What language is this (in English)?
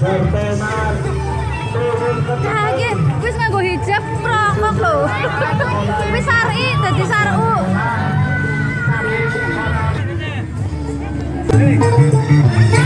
Indonesian